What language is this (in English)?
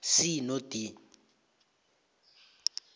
South Ndebele